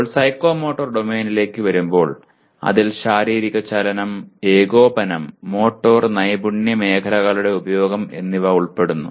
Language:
Malayalam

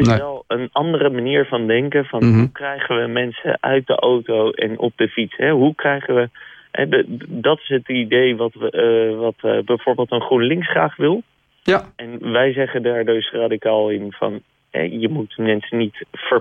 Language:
Dutch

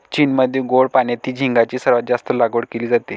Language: Marathi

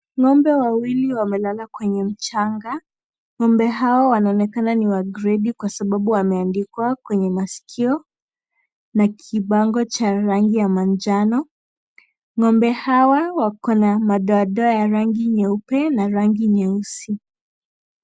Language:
Swahili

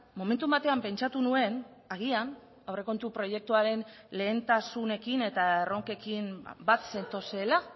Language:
Basque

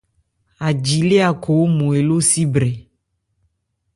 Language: Ebrié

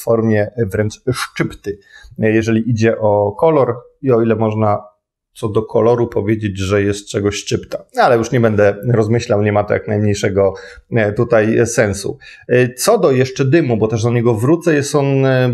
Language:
Polish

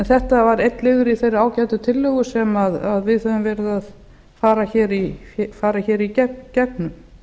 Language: Icelandic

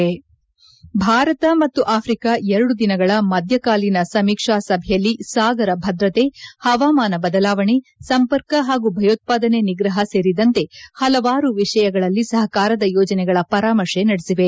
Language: Kannada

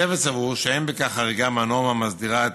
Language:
Hebrew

